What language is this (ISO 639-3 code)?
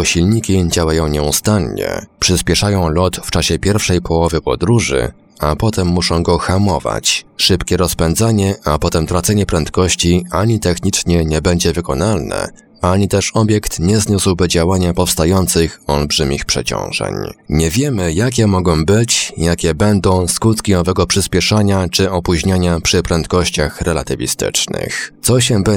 pol